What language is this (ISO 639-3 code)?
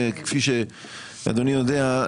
heb